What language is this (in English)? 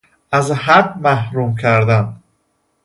Persian